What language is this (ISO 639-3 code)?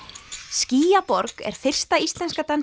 isl